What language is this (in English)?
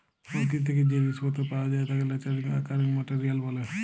Bangla